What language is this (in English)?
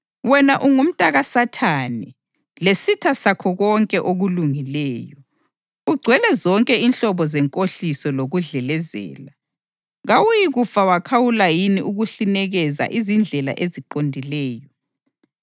North Ndebele